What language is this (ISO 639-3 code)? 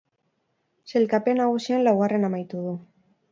eus